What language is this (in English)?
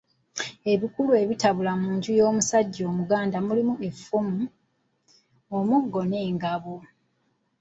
Ganda